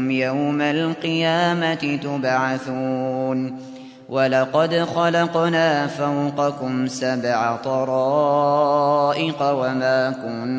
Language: Arabic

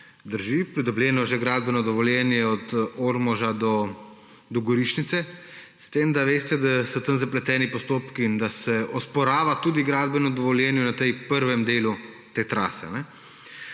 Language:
Slovenian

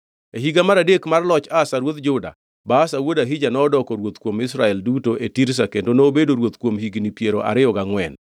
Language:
Luo (Kenya and Tanzania)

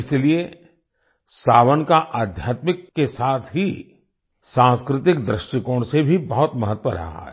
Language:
Hindi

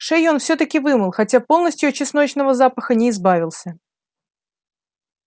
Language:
Russian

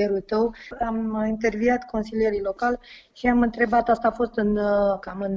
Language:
Romanian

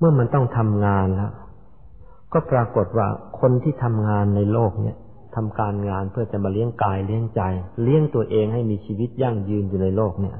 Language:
Thai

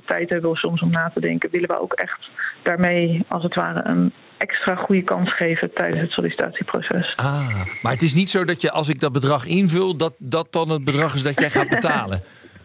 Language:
Dutch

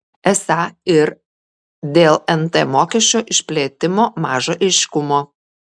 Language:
Lithuanian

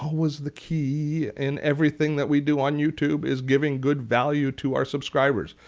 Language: English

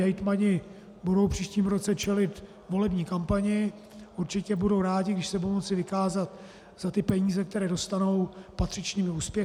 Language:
Czech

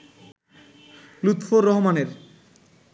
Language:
Bangla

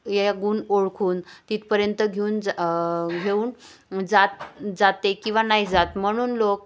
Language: Marathi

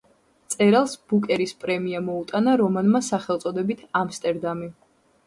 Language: Georgian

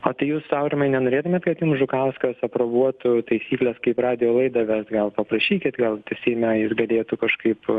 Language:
Lithuanian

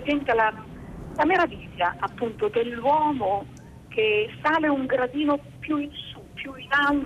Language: Italian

